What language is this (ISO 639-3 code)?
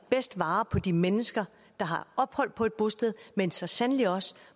dan